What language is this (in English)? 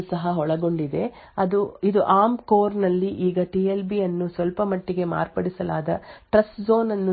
Kannada